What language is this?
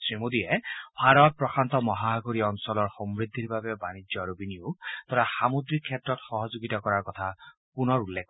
Assamese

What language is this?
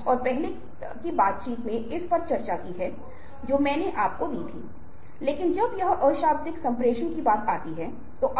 Hindi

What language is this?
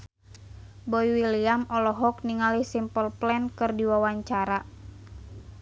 Sundanese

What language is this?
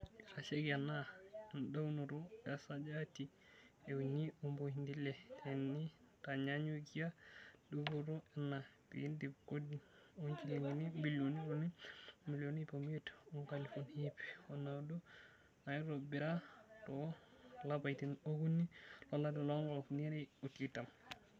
Masai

